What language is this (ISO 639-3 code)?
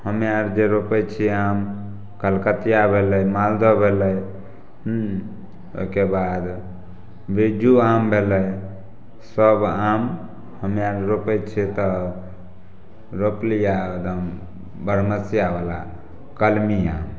mai